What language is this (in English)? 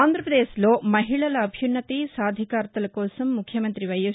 Telugu